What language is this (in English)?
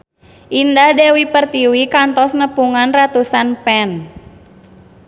Sundanese